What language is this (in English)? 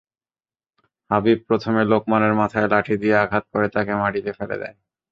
Bangla